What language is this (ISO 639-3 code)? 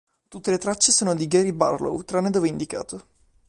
ita